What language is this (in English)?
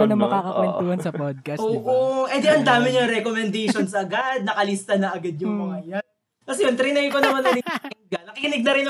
Filipino